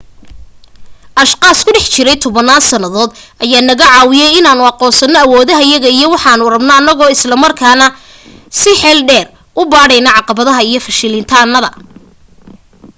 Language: Somali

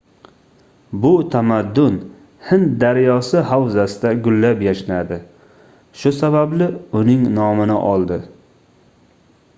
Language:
Uzbek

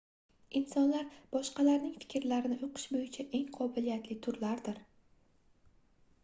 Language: Uzbek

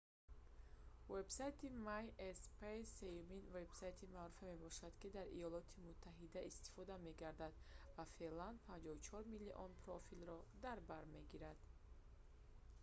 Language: Tajik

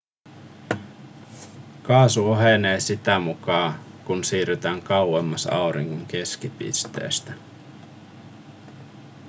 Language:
Finnish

